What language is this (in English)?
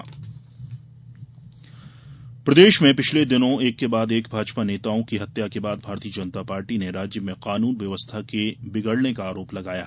Hindi